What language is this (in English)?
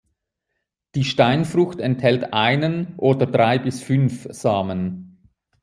German